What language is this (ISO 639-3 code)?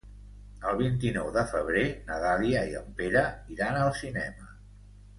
cat